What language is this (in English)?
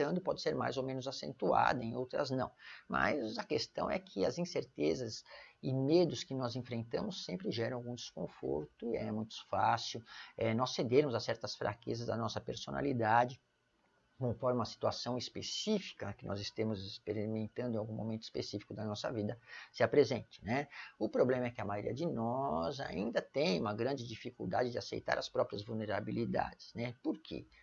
Portuguese